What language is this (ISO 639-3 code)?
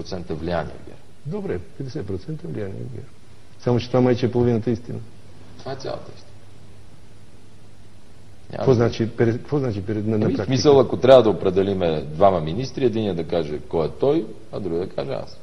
bul